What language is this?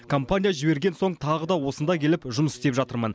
Kazakh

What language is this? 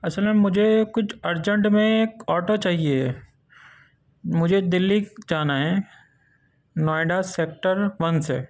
Urdu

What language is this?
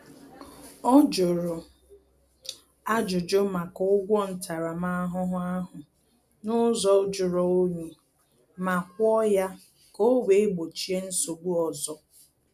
Igbo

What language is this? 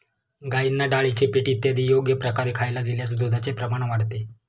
Marathi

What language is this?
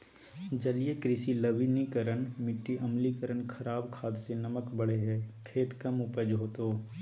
Magahi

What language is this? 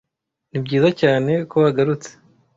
Kinyarwanda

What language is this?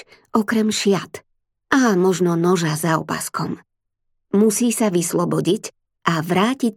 Slovak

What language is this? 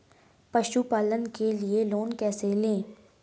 Hindi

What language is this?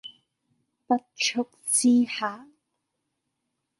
Cantonese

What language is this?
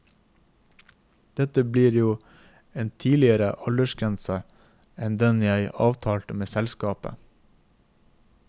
Norwegian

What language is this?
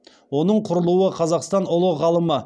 Kazakh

